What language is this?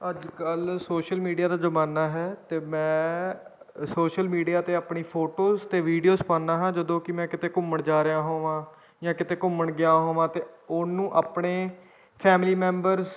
Punjabi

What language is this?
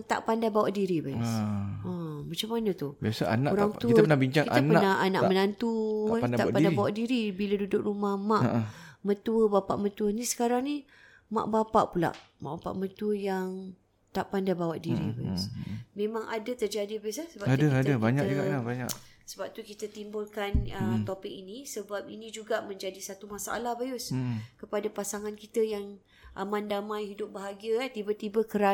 Malay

